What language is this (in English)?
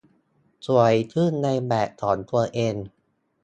Thai